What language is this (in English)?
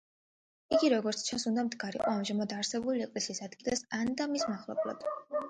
Georgian